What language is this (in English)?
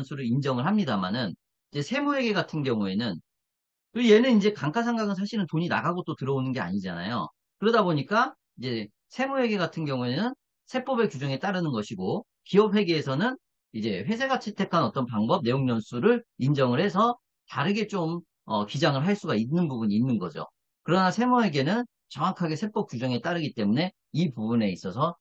Korean